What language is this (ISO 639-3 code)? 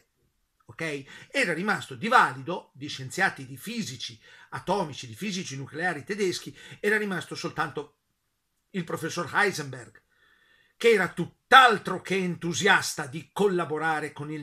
ita